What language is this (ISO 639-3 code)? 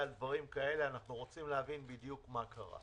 heb